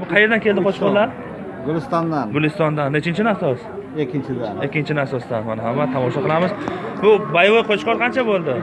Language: Turkish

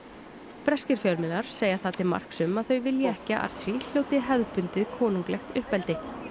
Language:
Icelandic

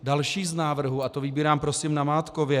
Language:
Czech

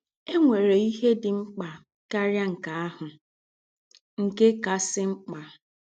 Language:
Igbo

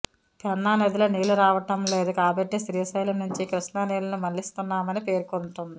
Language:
Telugu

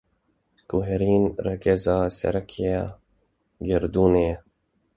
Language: Kurdish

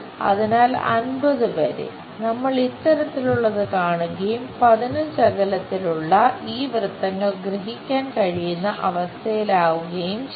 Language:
Malayalam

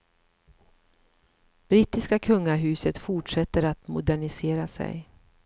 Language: Swedish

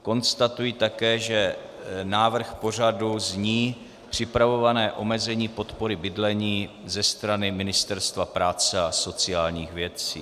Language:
Czech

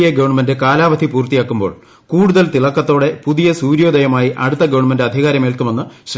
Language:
Malayalam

